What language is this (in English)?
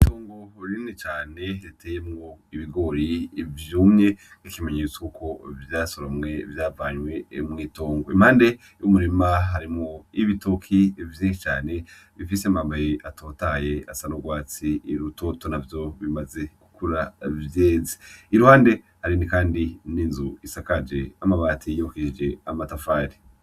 Rundi